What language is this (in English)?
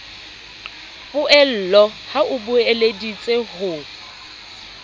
Southern Sotho